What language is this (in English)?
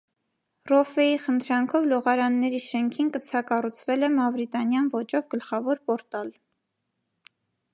Armenian